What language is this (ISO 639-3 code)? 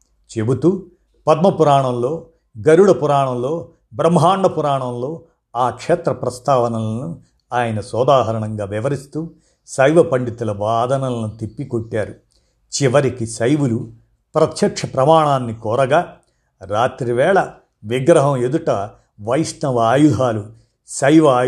tel